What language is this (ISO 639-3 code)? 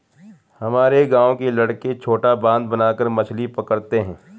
hin